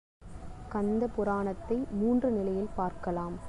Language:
Tamil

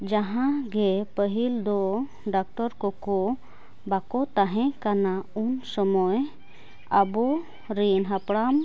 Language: Santali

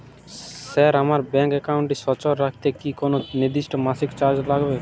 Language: Bangla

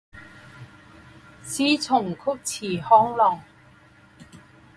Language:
Chinese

